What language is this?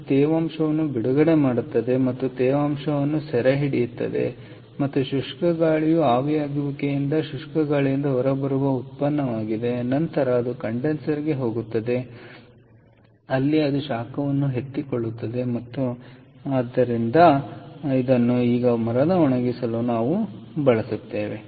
Kannada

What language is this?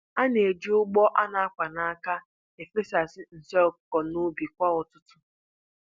Igbo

